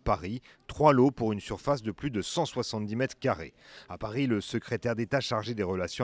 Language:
French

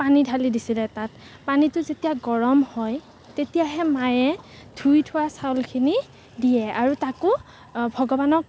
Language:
Assamese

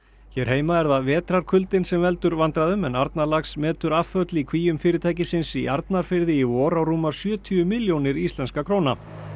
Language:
Icelandic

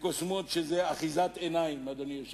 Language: Hebrew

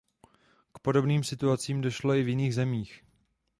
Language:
Czech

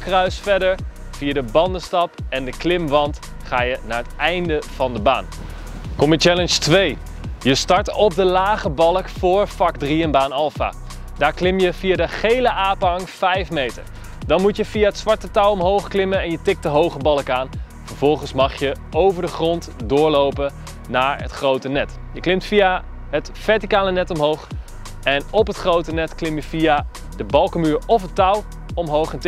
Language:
Dutch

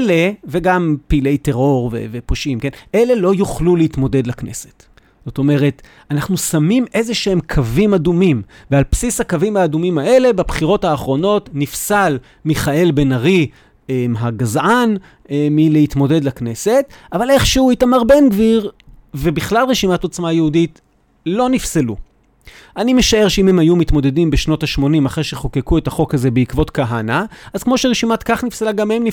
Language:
Hebrew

